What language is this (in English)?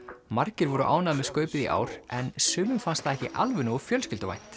Icelandic